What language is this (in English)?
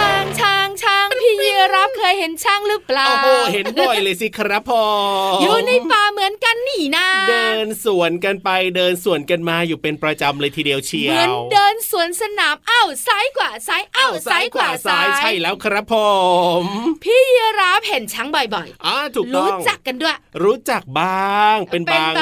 Thai